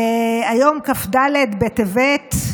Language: Hebrew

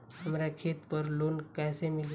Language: Bhojpuri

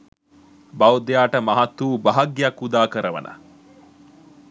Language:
Sinhala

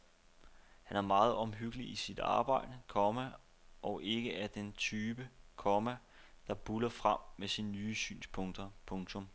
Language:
Danish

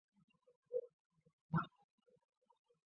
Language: Chinese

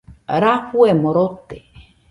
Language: Nüpode Huitoto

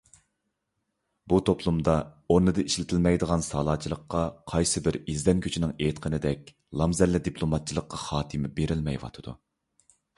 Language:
Uyghur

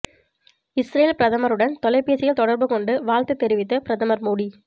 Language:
Tamil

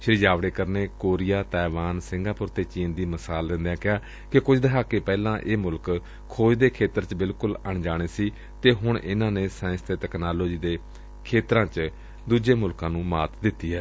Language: Punjabi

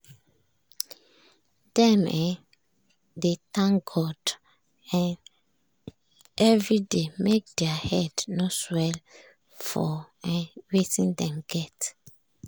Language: Nigerian Pidgin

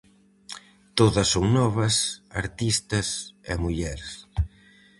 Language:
Galician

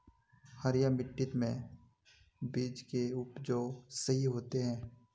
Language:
Magahi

